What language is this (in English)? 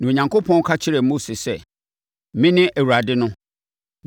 Akan